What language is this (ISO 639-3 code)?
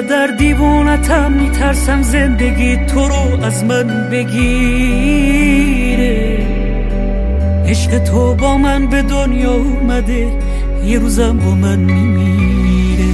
fas